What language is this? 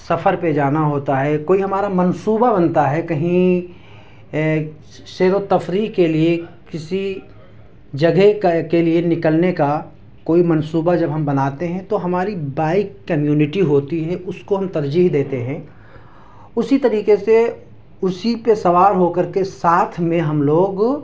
Urdu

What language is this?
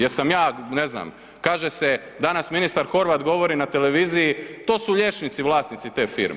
Croatian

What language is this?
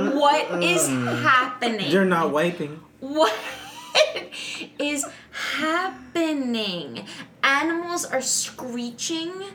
English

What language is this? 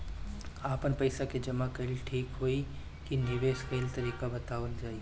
Bhojpuri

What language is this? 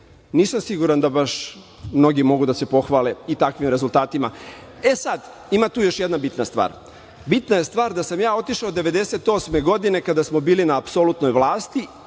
Serbian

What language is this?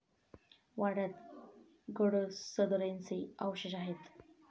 Marathi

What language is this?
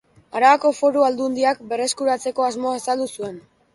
Basque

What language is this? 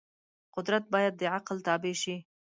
Pashto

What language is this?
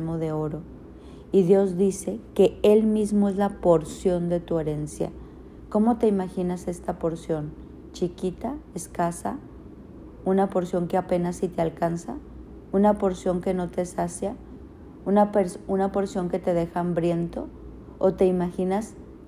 Spanish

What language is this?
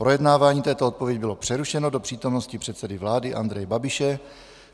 Czech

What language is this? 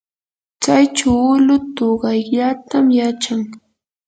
Yanahuanca Pasco Quechua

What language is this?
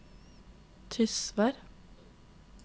Norwegian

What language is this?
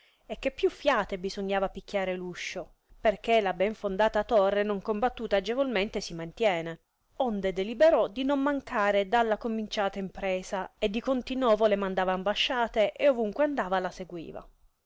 Italian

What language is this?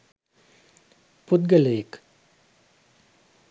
Sinhala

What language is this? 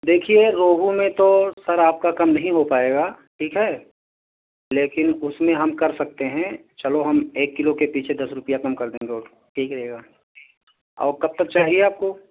Urdu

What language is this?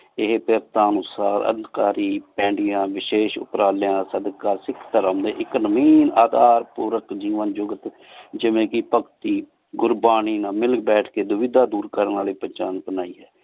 Punjabi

